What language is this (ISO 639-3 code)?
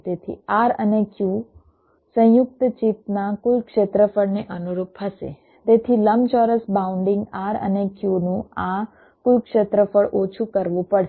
guj